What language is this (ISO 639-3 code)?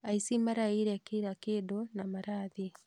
kik